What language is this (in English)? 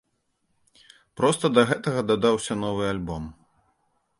Belarusian